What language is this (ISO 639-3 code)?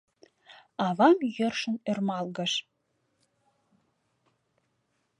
chm